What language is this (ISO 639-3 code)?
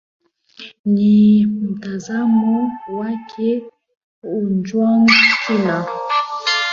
swa